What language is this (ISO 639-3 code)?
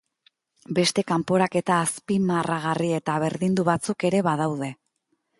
eus